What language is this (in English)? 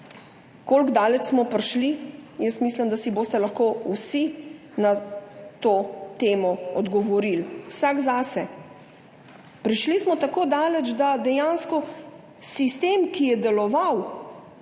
Slovenian